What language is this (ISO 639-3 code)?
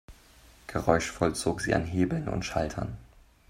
deu